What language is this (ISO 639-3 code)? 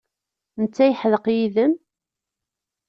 kab